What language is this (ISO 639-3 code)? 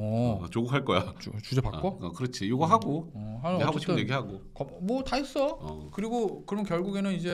kor